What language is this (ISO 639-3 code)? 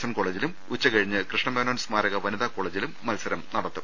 mal